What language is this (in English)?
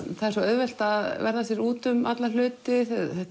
Icelandic